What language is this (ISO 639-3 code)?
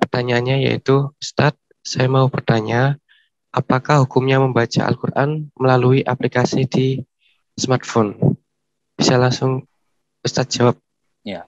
ind